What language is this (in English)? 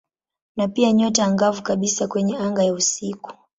Swahili